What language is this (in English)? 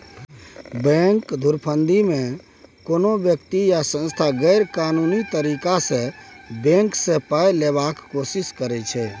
Maithili